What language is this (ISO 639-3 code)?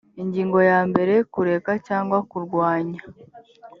kin